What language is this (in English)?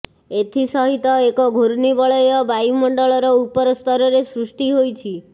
Odia